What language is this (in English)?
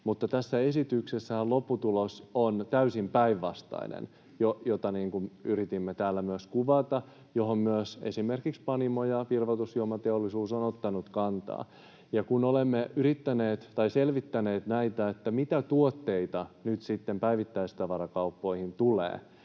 Finnish